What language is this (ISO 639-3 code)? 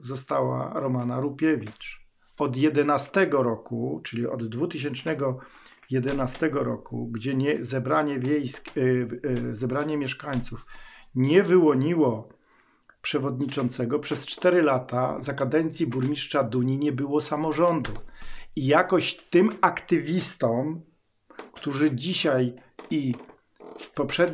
pol